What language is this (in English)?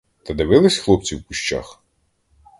Ukrainian